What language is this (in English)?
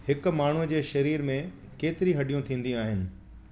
Sindhi